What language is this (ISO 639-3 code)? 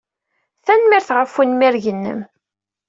kab